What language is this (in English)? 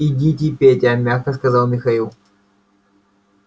Russian